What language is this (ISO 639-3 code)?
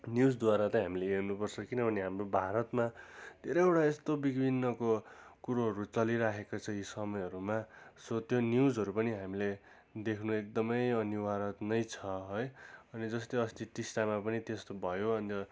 nep